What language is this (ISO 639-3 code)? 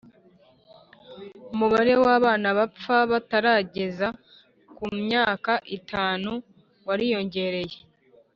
kin